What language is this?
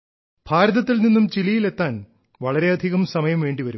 Malayalam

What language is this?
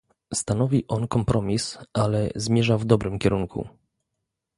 Polish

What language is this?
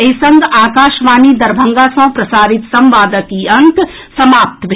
Maithili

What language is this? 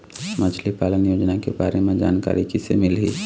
Chhattisgarhi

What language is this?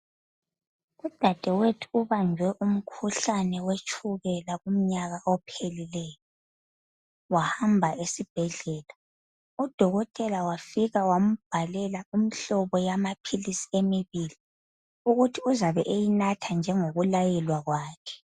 North Ndebele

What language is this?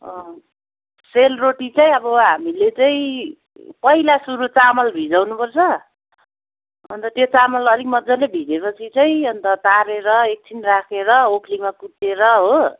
Nepali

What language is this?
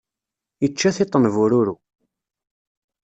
Kabyle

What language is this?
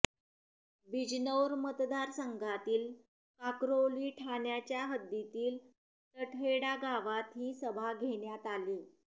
Marathi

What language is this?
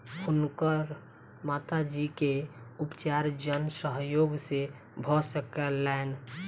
Maithili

